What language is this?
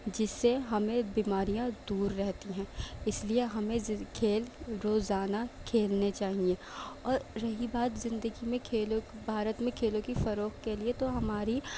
Urdu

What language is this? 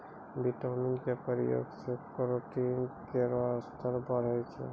Maithili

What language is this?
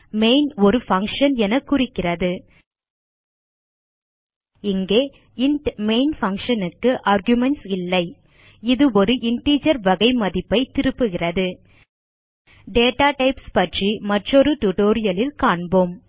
Tamil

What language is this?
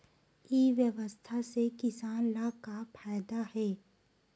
Chhattisgarhi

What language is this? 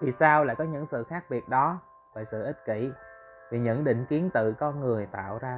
Vietnamese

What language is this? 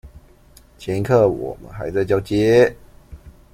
Chinese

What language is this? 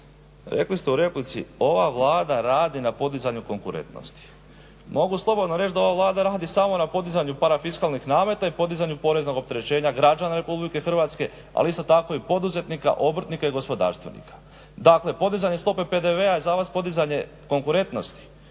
Croatian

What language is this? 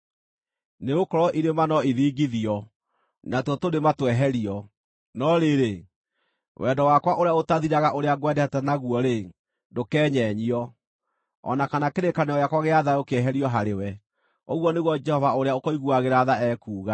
Kikuyu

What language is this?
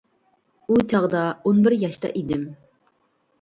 Uyghur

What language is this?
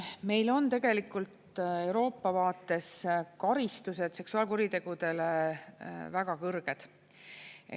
Estonian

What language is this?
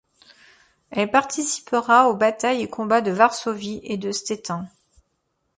French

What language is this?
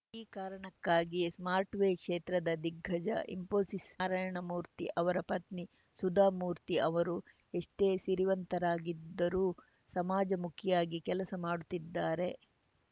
Kannada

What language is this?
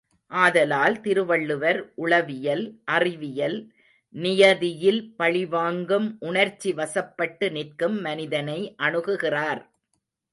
Tamil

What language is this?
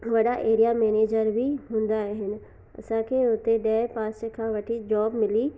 Sindhi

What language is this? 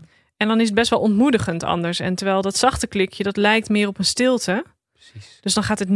Dutch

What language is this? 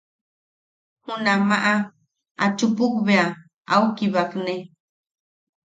Yaqui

